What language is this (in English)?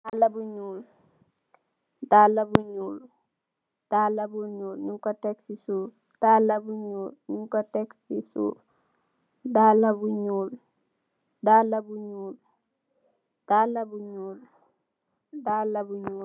Wolof